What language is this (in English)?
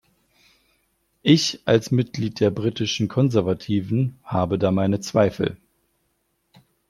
German